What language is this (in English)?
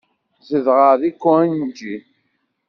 Kabyle